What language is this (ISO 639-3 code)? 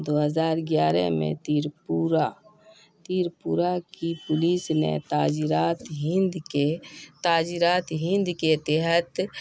urd